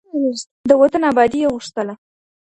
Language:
Pashto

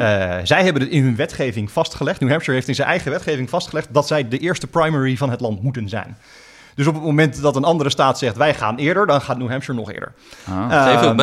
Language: Dutch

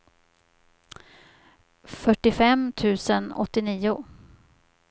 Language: Swedish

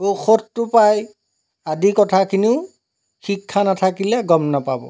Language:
Assamese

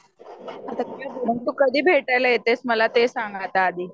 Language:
Marathi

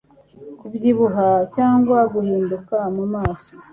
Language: Kinyarwanda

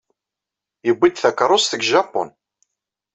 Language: Kabyle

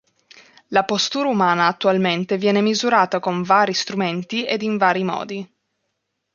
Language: Italian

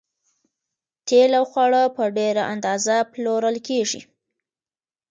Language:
Pashto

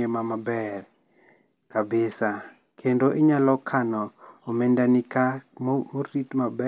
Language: Luo (Kenya and Tanzania)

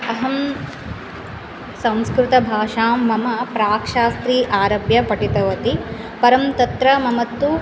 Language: Sanskrit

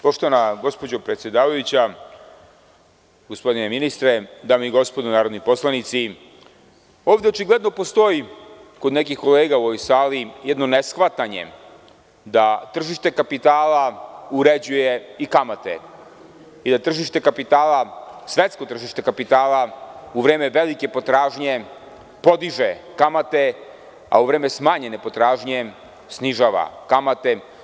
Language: Serbian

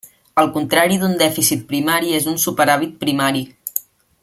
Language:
Catalan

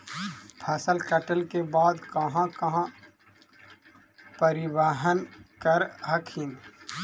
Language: Magahi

